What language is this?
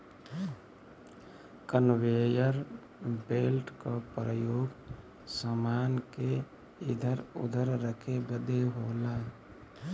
Bhojpuri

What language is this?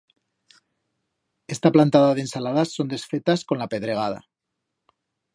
Aragonese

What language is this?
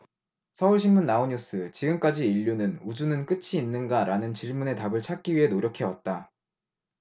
Korean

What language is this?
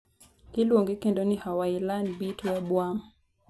Luo (Kenya and Tanzania)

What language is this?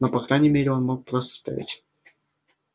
Russian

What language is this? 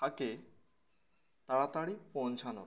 Bangla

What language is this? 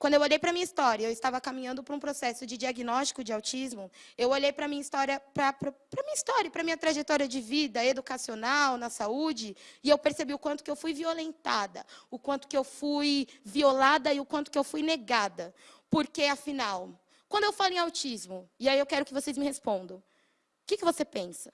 Portuguese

